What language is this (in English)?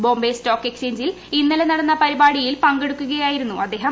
Malayalam